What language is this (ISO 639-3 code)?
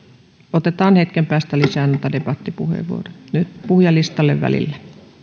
fin